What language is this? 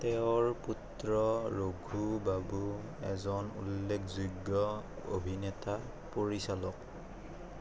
Assamese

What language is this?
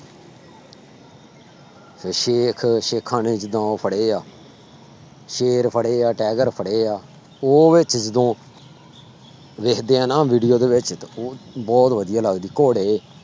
Punjabi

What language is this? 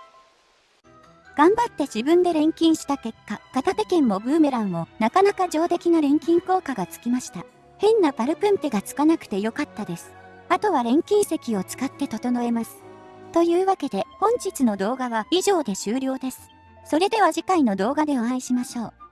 Japanese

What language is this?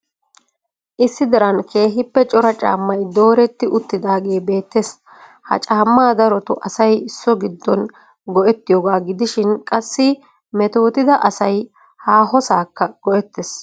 Wolaytta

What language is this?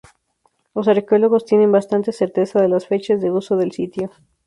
Spanish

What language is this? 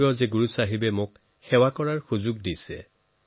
Assamese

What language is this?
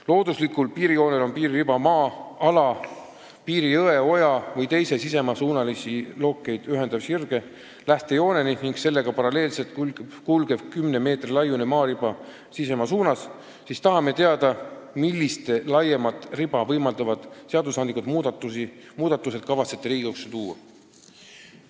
Estonian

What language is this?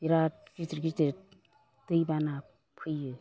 Bodo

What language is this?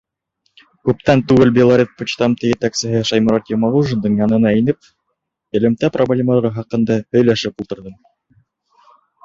Bashkir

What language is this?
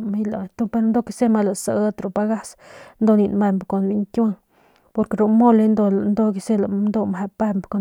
Northern Pame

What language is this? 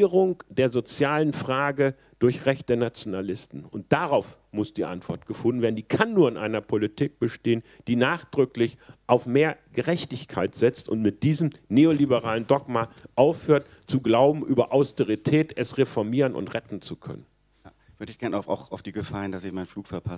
German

